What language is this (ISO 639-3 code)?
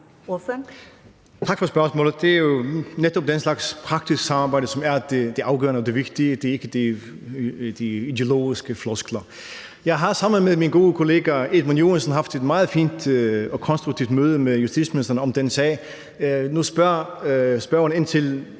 dan